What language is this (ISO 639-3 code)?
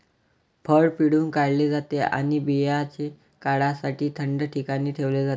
mar